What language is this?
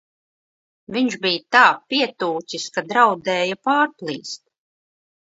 Latvian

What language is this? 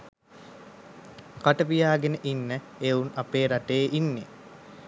Sinhala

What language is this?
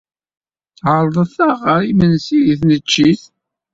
Kabyle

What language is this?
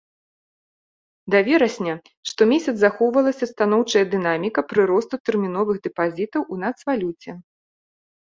Belarusian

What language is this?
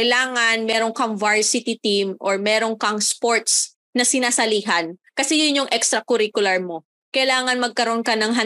Filipino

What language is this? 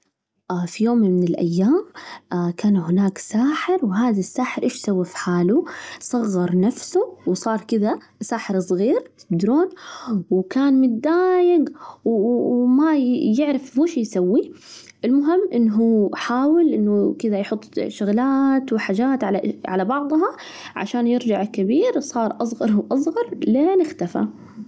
Najdi Arabic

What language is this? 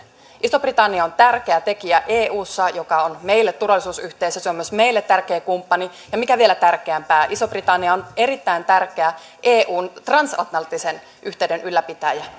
Finnish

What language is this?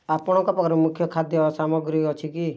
Odia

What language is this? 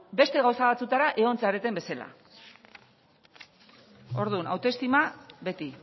Basque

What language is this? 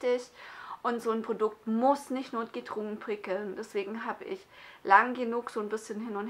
German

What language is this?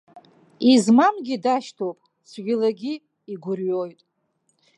Abkhazian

